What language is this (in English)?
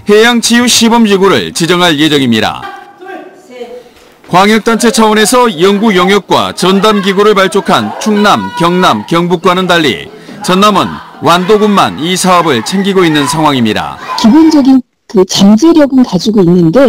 Korean